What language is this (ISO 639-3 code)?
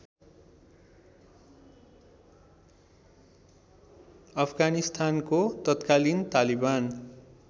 nep